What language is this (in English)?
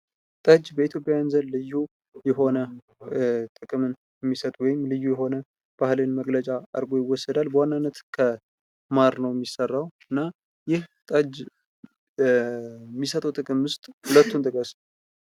Amharic